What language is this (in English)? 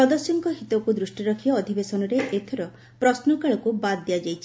Odia